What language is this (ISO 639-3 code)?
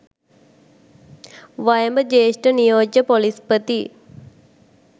sin